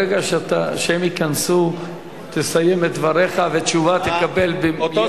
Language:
Hebrew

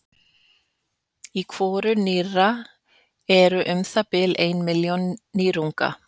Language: Icelandic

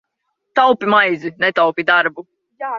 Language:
Latvian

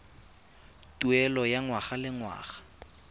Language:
Tswana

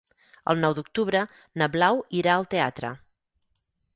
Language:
Catalan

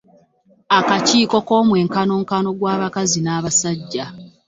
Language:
Ganda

